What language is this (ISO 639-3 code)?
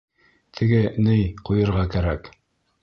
bak